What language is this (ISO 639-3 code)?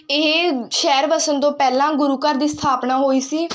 pan